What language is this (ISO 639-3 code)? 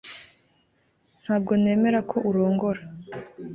kin